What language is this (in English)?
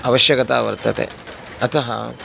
Sanskrit